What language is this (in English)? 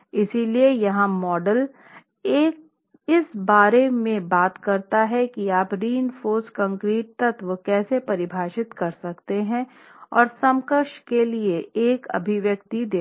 Hindi